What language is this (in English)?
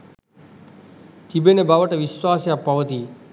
Sinhala